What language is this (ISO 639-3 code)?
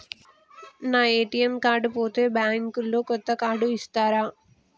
tel